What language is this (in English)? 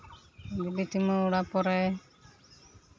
Santali